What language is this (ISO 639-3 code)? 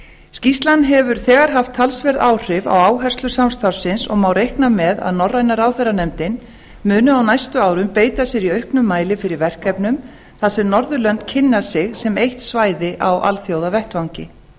isl